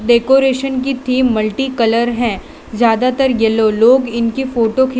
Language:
Hindi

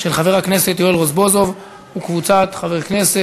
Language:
Hebrew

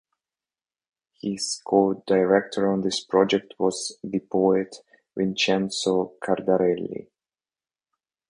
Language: English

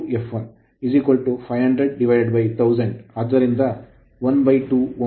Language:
Kannada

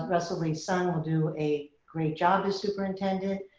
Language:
English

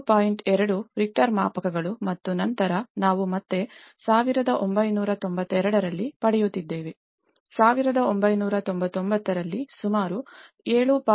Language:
Kannada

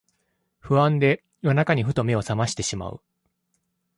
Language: Japanese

